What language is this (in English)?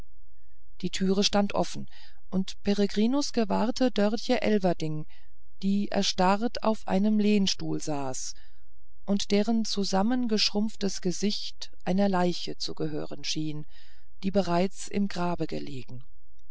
German